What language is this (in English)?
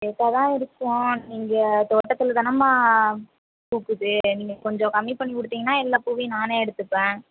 Tamil